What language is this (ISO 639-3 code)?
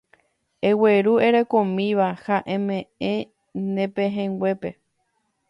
grn